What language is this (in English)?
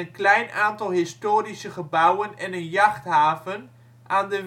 Dutch